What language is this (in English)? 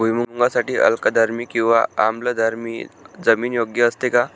Marathi